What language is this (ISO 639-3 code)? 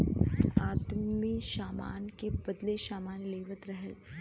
bho